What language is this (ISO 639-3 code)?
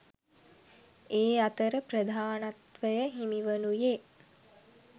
sin